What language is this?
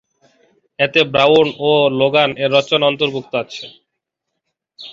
Bangla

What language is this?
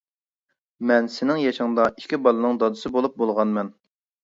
Uyghur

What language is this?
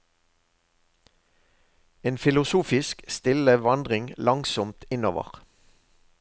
Norwegian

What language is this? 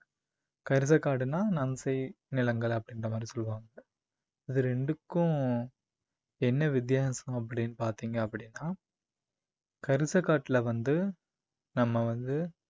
Tamil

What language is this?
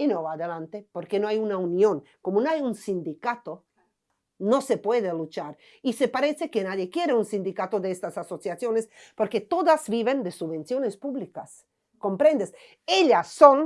Spanish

